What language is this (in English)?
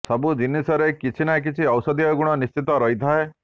Odia